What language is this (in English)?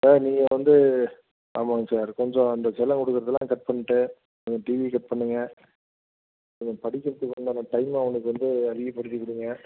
Tamil